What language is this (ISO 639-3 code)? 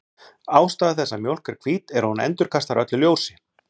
isl